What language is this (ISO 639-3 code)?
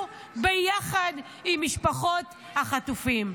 heb